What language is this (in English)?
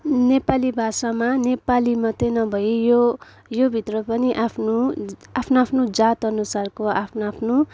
Nepali